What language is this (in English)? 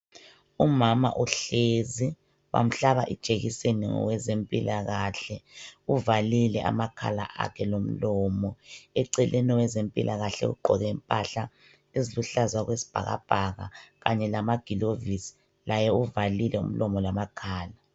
North Ndebele